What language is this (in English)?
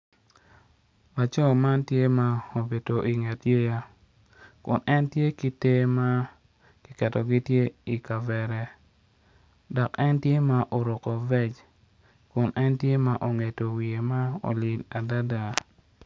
Acoli